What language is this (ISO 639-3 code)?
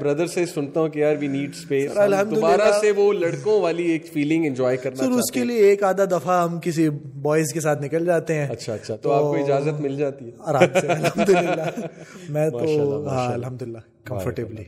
urd